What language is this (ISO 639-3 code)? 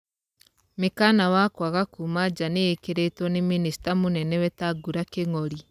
kik